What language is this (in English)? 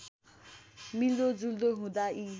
Nepali